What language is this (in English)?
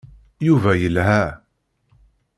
Kabyle